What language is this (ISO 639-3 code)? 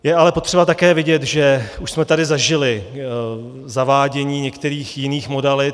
ces